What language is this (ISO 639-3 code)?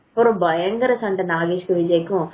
tam